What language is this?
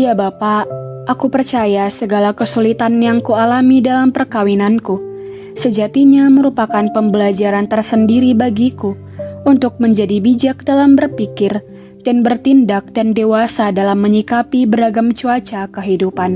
Indonesian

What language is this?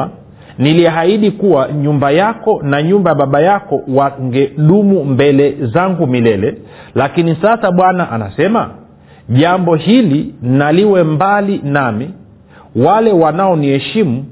Swahili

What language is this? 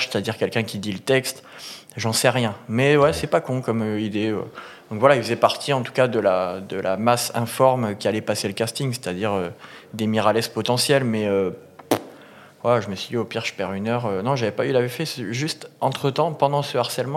French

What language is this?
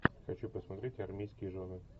Russian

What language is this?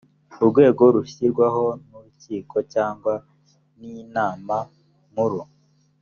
Kinyarwanda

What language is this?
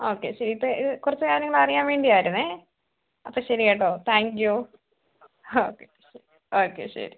Malayalam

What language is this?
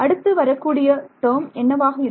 Tamil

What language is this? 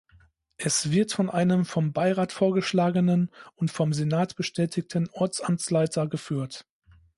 German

